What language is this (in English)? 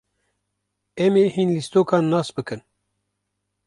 Kurdish